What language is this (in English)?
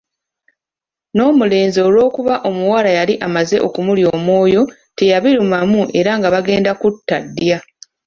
Ganda